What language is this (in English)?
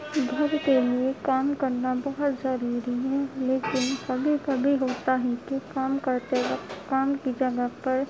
Urdu